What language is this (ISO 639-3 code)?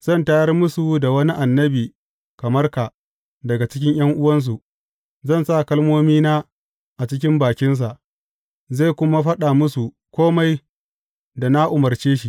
hau